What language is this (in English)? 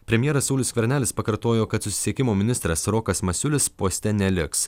Lithuanian